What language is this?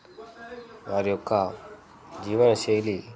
Telugu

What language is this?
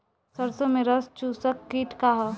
Bhojpuri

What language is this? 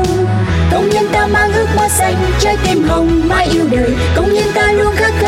Vietnamese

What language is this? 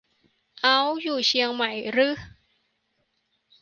Thai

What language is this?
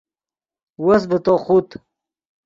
Yidgha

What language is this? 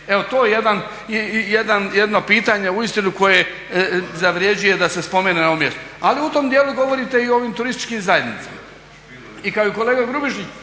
Croatian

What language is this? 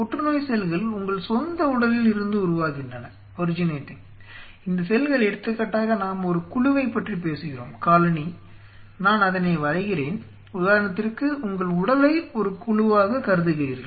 Tamil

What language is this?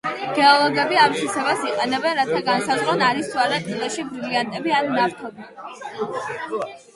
Georgian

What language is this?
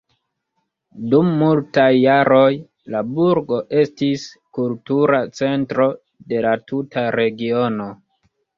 Esperanto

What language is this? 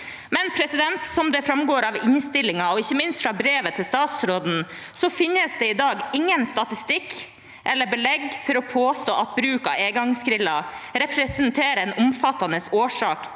Norwegian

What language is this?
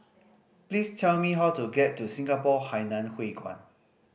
English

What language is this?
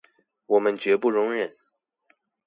Chinese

